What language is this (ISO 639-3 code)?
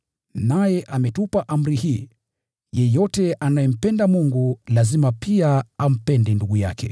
swa